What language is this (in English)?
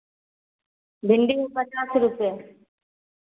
Maithili